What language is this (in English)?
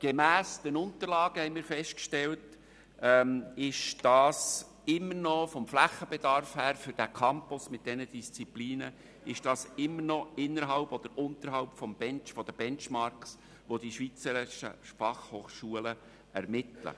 Swiss German